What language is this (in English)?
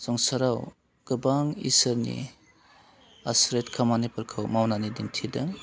Bodo